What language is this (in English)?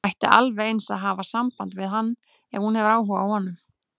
Icelandic